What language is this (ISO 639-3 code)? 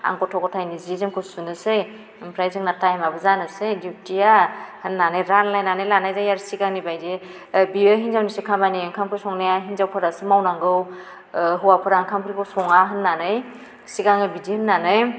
brx